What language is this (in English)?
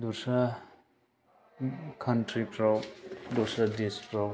Bodo